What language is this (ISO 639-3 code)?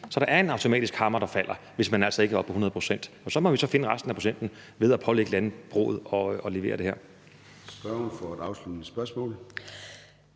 dan